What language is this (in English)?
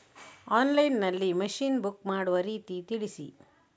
Kannada